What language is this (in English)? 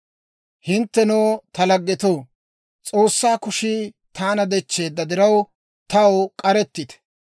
Dawro